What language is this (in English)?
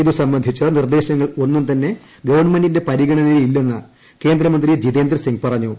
Malayalam